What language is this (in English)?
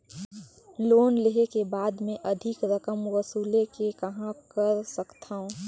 Chhattisgarhi